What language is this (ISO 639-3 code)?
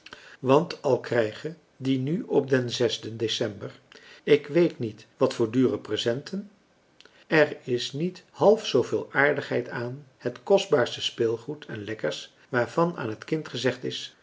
nld